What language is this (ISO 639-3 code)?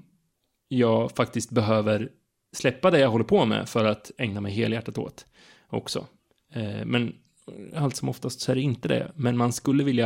swe